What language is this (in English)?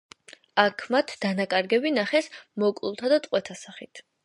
Georgian